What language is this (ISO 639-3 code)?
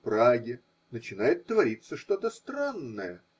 rus